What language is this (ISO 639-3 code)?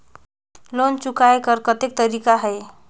hne